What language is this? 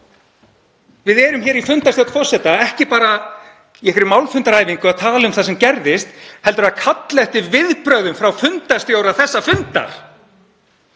Icelandic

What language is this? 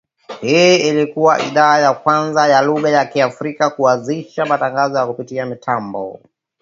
Swahili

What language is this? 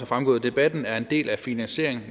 Danish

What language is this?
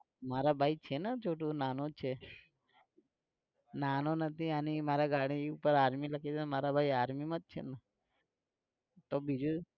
Gujarati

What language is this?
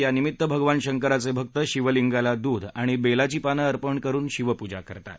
Marathi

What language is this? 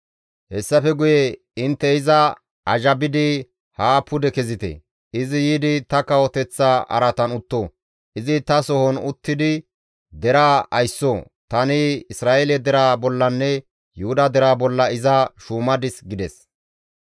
Gamo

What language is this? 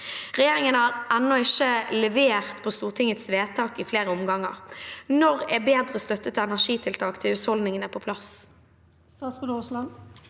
Norwegian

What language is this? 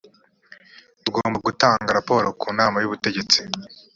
Kinyarwanda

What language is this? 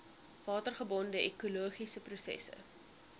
Afrikaans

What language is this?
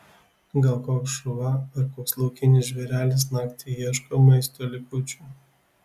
Lithuanian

